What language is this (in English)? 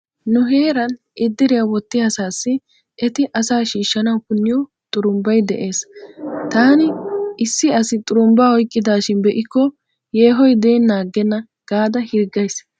Wolaytta